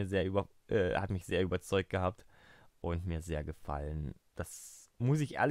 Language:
German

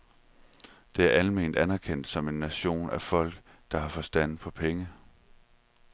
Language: Danish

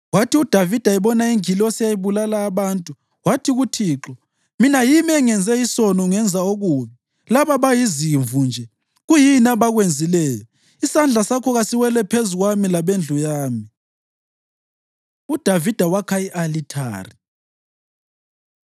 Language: North Ndebele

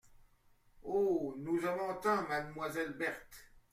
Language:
French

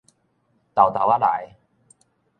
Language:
Min Nan Chinese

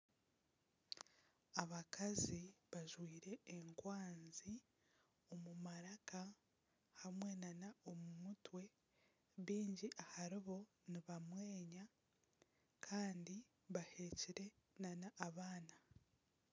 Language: Nyankole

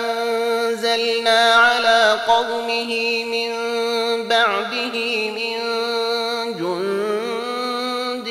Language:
Arabic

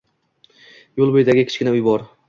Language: Uzbek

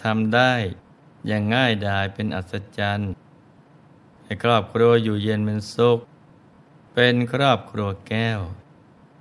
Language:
Thai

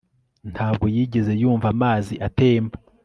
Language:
Kinyarwanda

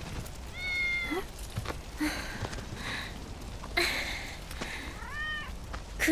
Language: Japanese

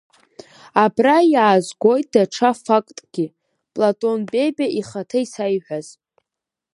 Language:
Abkhazian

